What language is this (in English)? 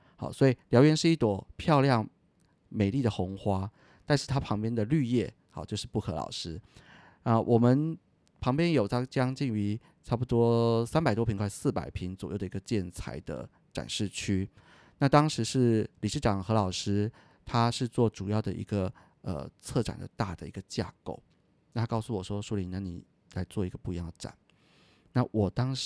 Chinese